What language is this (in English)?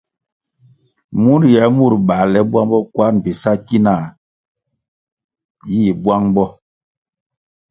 Kwasio